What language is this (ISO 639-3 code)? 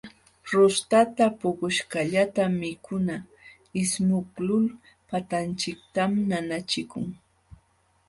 qxw